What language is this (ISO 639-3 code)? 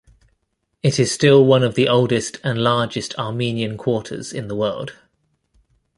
eng